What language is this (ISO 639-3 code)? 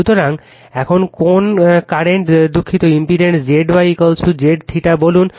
ben